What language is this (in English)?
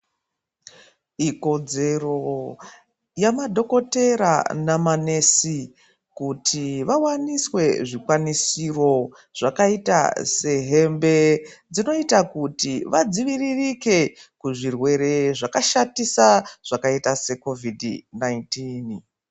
Ndau